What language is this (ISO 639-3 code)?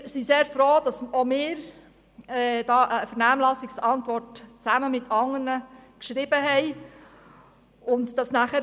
gsw